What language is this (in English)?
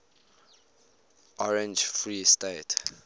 English